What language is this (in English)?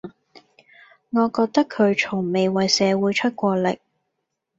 Cantonese